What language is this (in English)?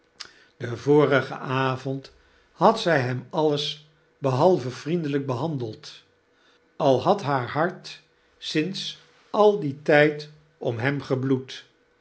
Dutch